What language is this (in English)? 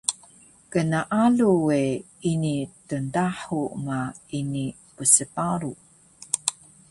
Taroko